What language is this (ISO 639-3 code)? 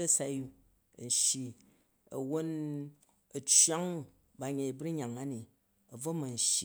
kaj